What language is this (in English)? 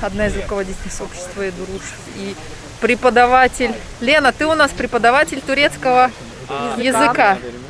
Russian